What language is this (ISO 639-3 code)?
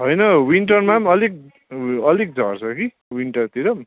nep